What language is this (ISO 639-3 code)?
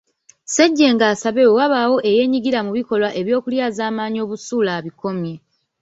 lug